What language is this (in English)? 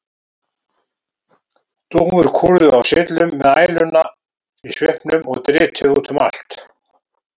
Icelandic